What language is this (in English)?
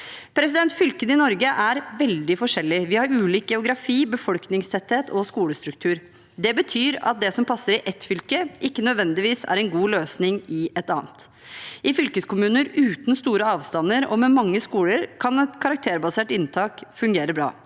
Norwegian